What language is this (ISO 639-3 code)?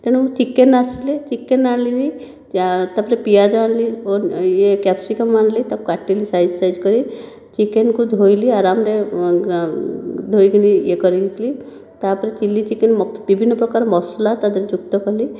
ori